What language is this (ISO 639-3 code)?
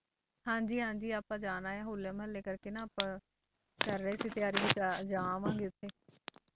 pan